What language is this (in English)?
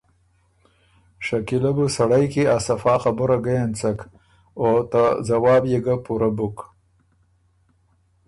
Ormuri